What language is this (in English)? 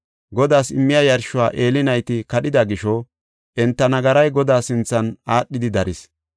Gofa